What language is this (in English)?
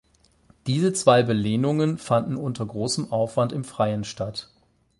German